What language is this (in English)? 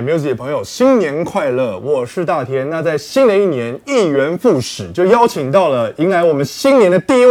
Chinese